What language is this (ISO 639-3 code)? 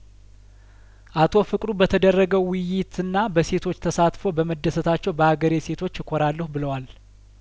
amh